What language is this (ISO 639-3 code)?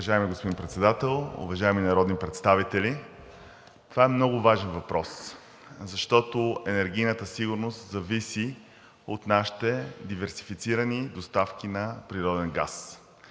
bul